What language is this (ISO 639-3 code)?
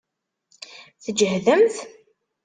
kab